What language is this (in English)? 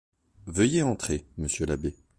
French